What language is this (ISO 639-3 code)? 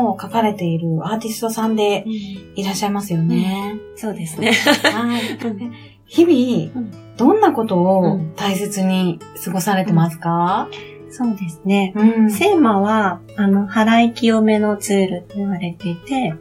jpn